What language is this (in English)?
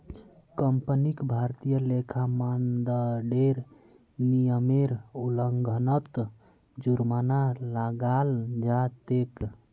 Magahi